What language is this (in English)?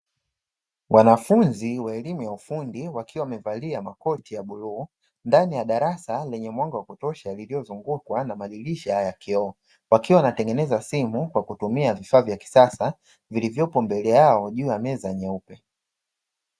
Swahili